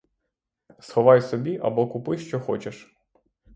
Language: Ukrainian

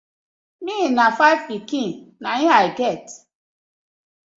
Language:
Nigerian Pidgin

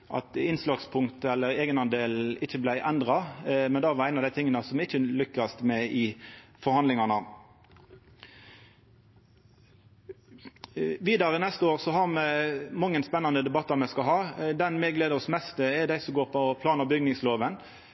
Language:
Norwegian Nynorsk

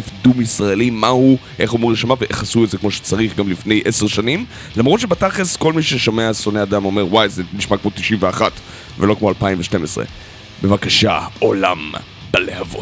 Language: Hebrew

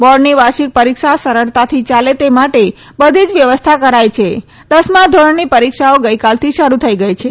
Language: Gujarati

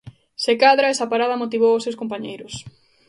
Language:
Galician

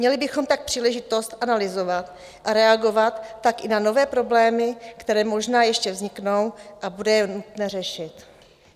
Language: Czech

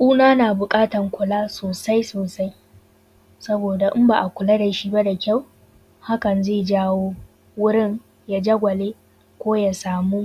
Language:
Hausa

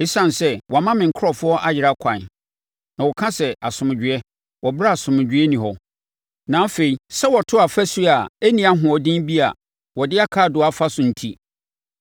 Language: Akan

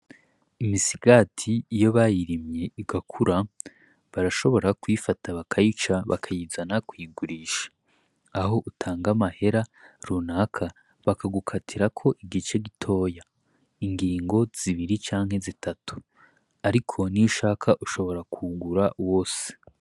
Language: Rundi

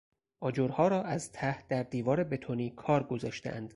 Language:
Persian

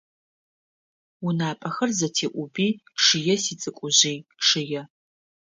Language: Adyghe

